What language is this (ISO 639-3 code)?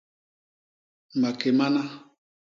bas